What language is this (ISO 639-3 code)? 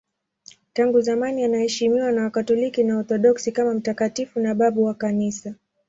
swa